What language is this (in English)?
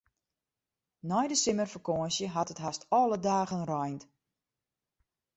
Western Frisian